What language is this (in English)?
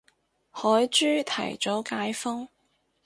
Cantonese